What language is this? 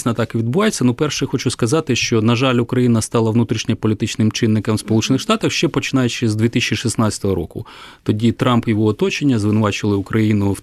Ukrainian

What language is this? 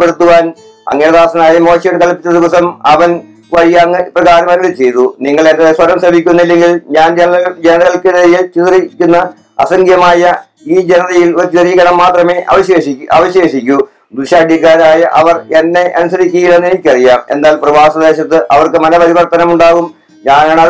Malayalam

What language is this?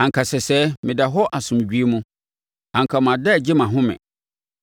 Akan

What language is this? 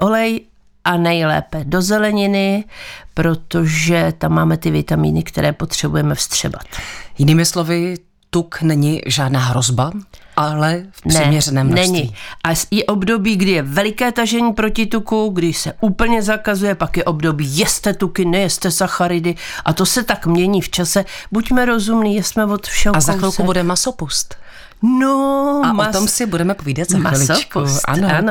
Czech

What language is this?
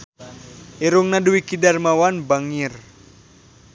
Sundanese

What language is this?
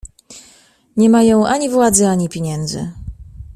Polish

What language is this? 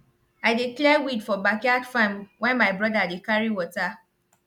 Nigerian Pidgin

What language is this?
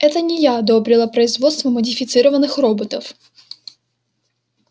Russian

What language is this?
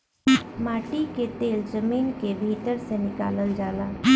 Bhojpuri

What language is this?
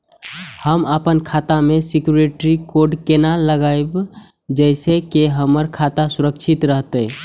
Maithili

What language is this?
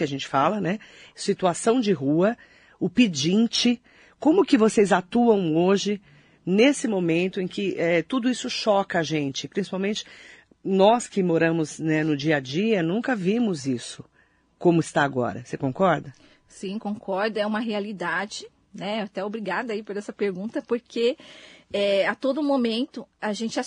Portuguese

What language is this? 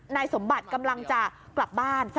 Thai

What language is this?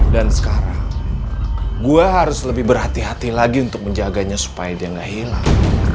Indonesian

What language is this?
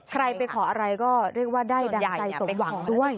Thai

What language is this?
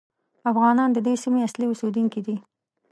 Pashto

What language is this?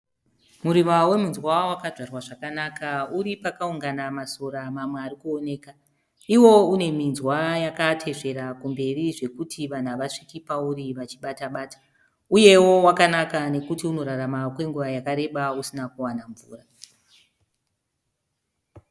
Shona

